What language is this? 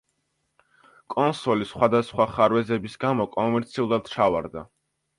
Georgian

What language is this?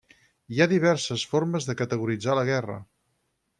Catalan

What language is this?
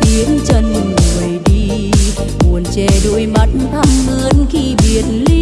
Vietnamese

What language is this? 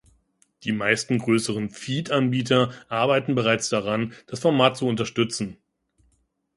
German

